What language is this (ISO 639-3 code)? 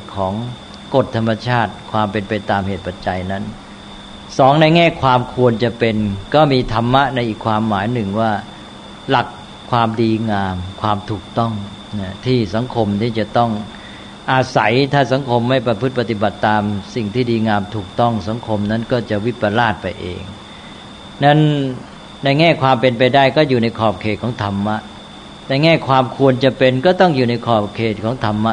tha